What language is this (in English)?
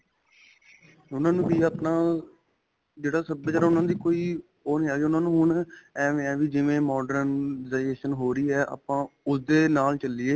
Punjabi